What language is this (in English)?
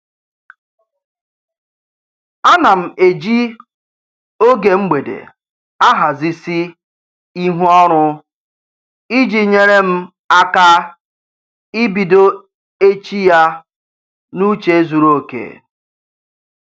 Igbo